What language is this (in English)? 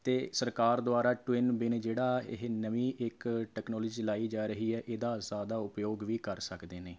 Punjabi